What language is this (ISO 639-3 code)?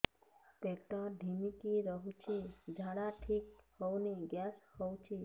ori